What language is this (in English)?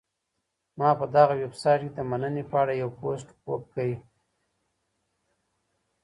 Pashto